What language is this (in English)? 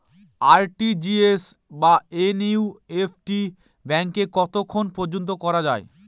Bangla